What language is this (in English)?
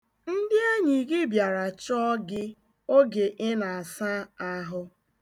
Igbo